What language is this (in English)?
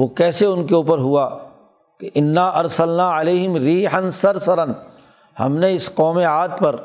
Urdu